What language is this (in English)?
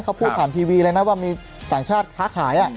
Thai